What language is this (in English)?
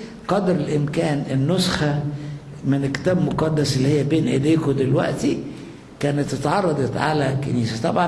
Arabic